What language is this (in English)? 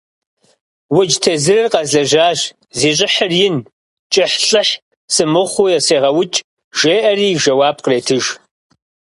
Kabardian